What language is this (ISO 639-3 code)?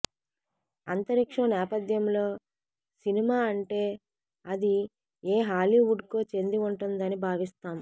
tel